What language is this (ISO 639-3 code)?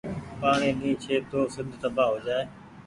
gig